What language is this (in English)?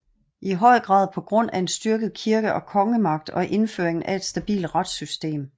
Danish